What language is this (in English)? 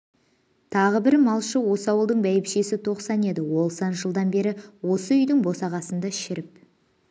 Kazakh